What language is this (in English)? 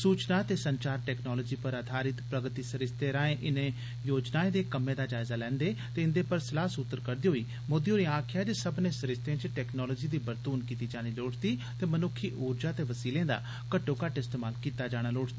Dogri